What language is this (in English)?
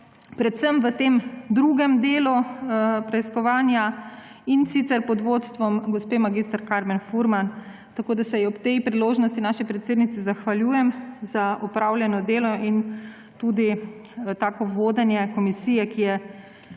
Slovenian